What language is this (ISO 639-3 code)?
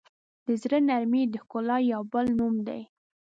pus